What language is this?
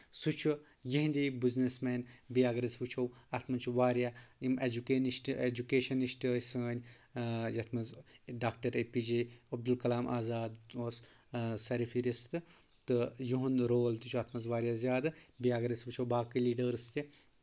Kashmiri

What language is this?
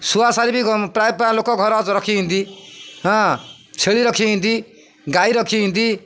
Odia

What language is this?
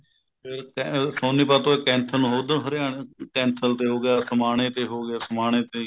Punjabi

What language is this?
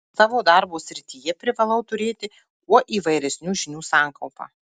Lithuanian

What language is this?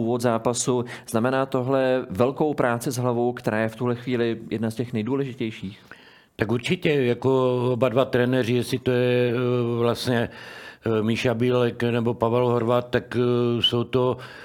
Czech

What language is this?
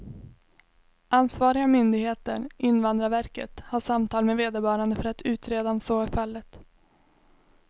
Swedish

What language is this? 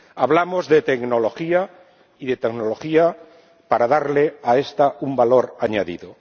Spanish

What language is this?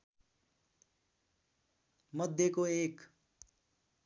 Nepali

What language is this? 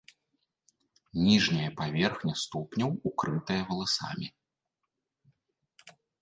Belarusian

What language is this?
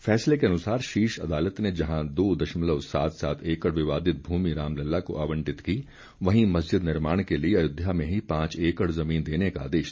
Hindi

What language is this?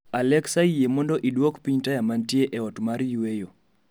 Luo (Kenya and Tanzania)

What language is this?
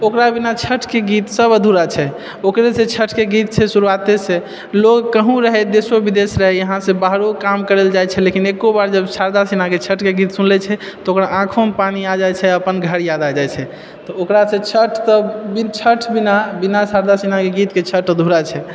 Maithili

